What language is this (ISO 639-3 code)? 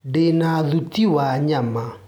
kik